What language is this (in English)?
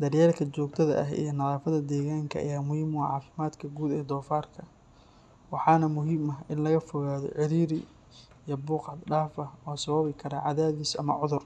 Somali